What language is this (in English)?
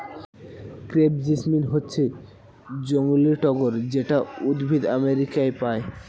Bangla